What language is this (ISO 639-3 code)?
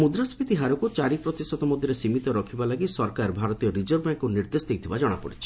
ori